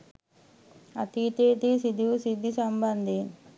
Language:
Sinhala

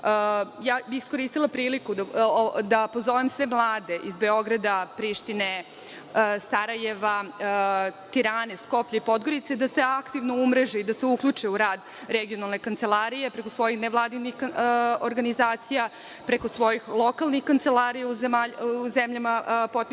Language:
Serbian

